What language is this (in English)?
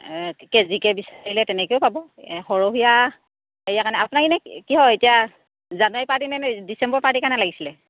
Assamese